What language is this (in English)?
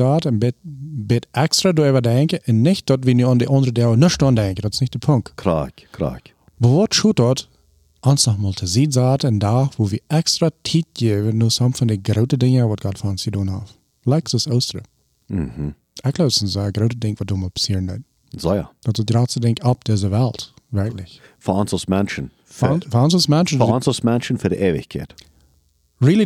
German